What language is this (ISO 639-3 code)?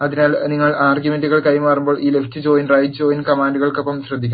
mal